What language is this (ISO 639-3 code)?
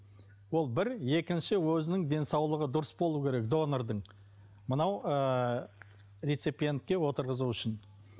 kaz